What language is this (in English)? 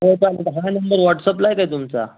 Marathi